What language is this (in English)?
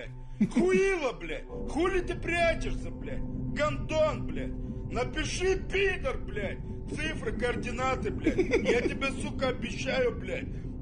Russian